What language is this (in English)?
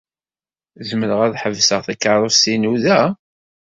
Kabyle